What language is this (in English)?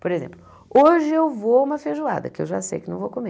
Portuguese